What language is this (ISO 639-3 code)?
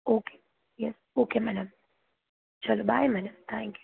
guj